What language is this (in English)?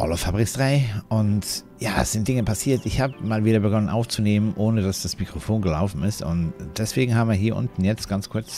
German